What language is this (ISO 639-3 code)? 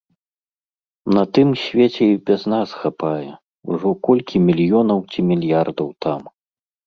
bel